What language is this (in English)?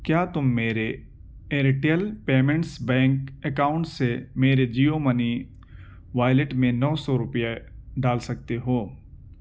Urdu